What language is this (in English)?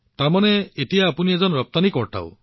Assamese